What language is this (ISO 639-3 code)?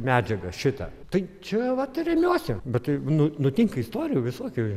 lit